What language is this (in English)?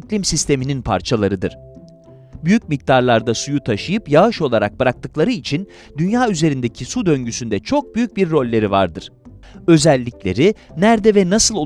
Turkish